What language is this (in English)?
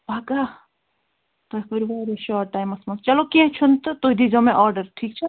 Kashmiri